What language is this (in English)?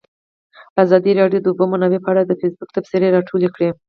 Pashto